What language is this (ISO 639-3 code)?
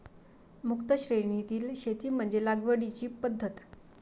mar